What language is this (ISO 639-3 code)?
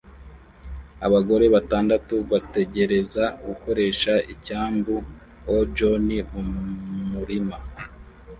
kin